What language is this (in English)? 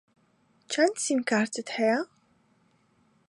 Central Kurdish